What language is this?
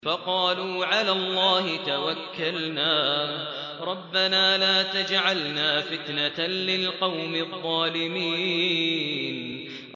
Arabic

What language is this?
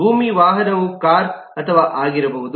Kannada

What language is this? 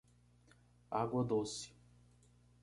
Portuguese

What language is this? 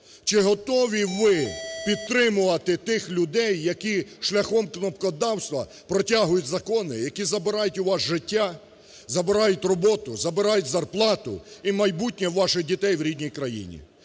Ukrainian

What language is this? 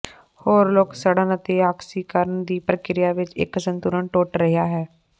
Punjabi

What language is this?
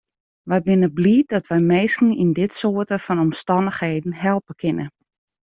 Western Frisian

